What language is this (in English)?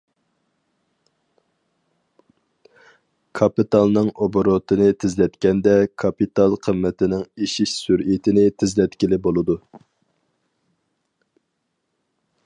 Uyghur